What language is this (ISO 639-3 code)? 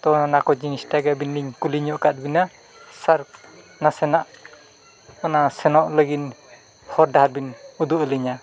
sat